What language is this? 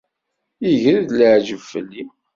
Kabyle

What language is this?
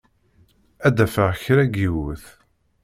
Kabyle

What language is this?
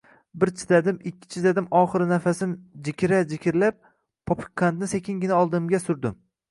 Uzbek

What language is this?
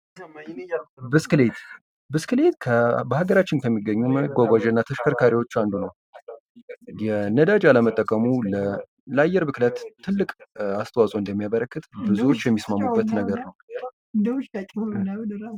Amharic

